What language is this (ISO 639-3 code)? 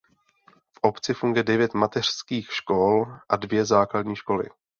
ces